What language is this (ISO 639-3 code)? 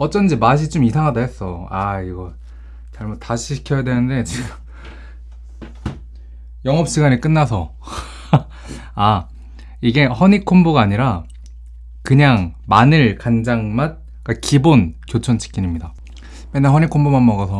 kor